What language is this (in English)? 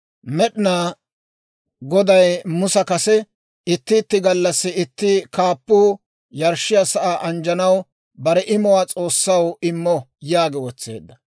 Dawro